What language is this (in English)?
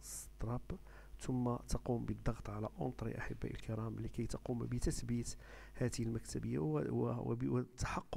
Arabic